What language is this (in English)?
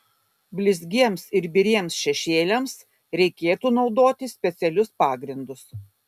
Lithuanian